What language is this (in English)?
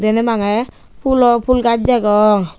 Chakma